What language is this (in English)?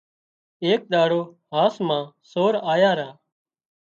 Wadiyara Koli